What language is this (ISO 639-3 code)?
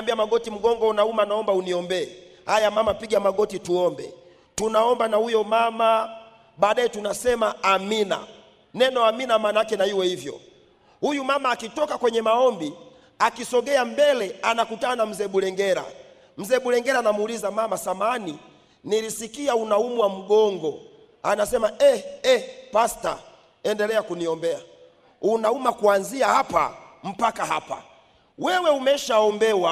swa